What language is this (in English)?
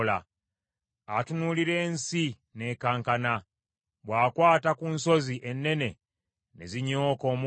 Ganda